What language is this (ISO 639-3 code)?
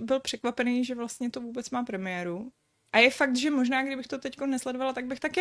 ces